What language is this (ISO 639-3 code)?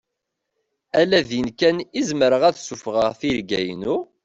kab